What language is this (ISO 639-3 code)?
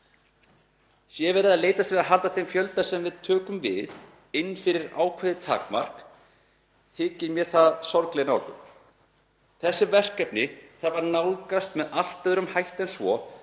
isl